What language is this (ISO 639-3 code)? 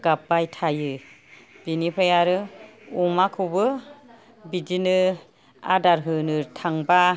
brx